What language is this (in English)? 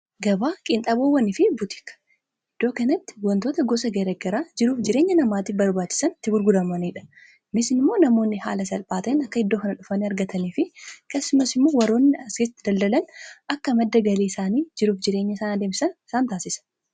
Oromo